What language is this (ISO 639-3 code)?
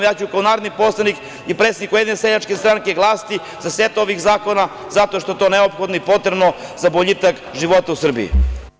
srp